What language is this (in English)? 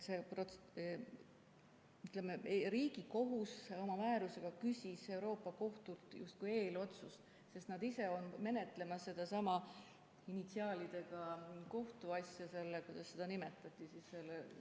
Estonian